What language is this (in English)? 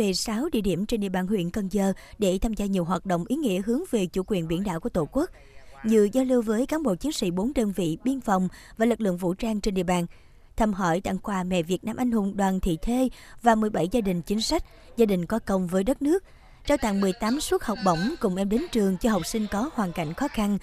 Vietnamese